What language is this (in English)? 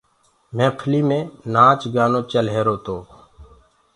Gurgula